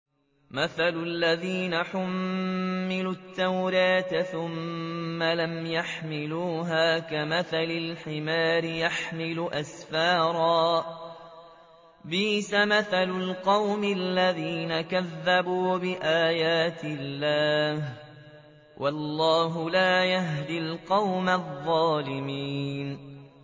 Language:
Arabic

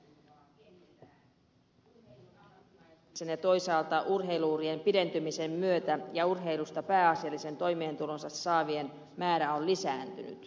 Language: Finnish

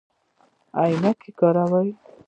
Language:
Pashto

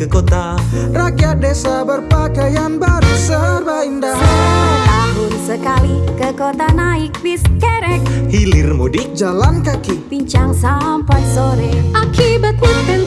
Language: Indonesian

